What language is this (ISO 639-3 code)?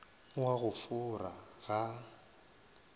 nso